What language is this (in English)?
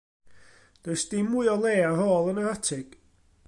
Welsh